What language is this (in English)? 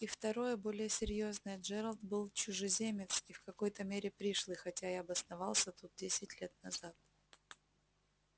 Russian